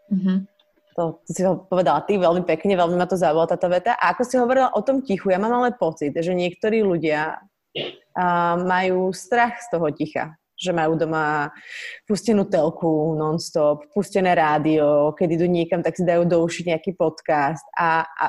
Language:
Slovak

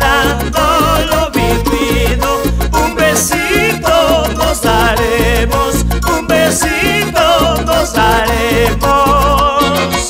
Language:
Spanish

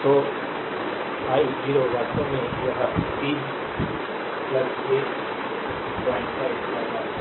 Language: Hindi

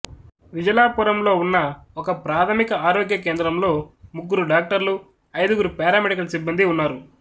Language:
Telugu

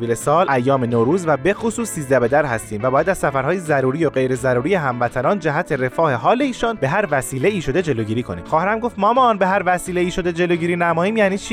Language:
Persian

